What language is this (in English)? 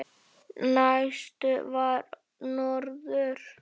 Icelandic